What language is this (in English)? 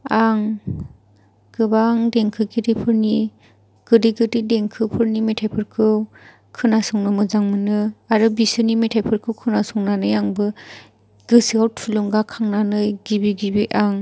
Bodo